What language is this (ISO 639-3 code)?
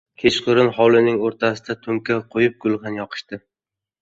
uzb